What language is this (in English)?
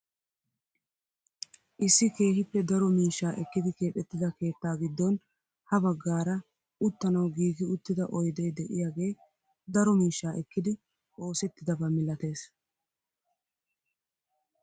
Wolaytta